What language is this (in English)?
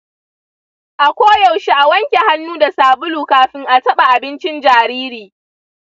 Hausa